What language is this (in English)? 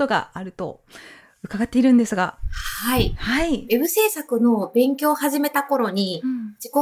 Japanese